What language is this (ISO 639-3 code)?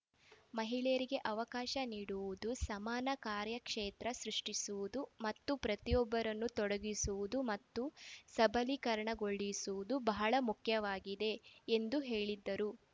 kan